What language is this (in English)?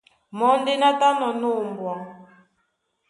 Duala